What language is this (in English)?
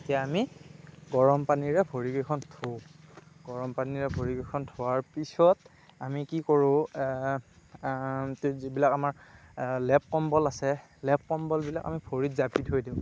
Assamese